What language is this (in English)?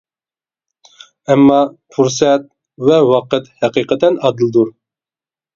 Uyghur